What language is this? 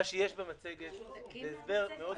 Hebrew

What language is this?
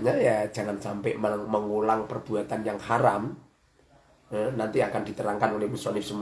Indonesian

